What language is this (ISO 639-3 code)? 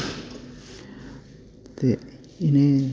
doi